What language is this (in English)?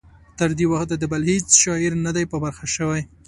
Pashto